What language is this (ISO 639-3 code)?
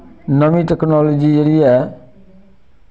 doi